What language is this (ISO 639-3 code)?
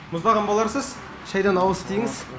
kaz